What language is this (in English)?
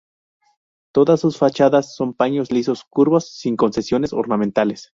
Spanish